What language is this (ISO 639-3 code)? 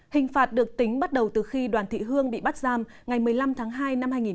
vie